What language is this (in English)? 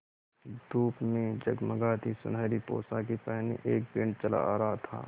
Hindi